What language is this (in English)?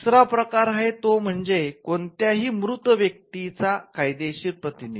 Marathi